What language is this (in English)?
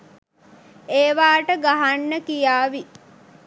Sinhala